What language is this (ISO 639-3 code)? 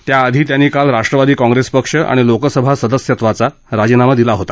mar